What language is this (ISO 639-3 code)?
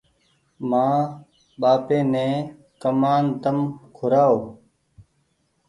gig